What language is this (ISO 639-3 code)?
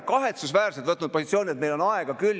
est